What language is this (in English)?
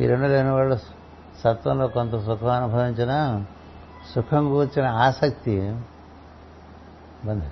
Telugu